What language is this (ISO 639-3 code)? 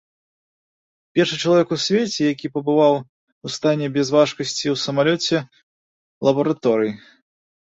bel